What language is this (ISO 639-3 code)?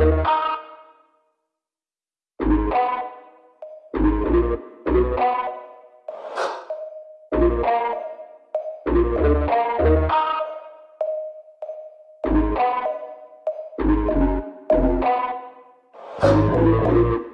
eng